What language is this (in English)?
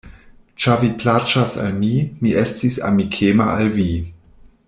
Esperanto